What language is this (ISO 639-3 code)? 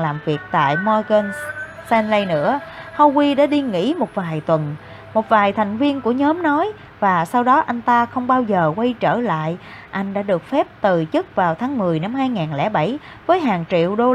vie